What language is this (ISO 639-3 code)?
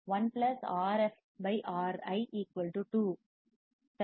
tam